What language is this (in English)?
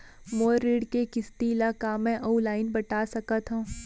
Chhattisgarhi